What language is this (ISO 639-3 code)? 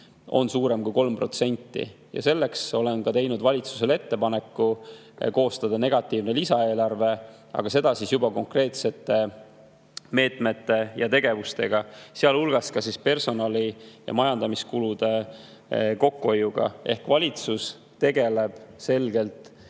est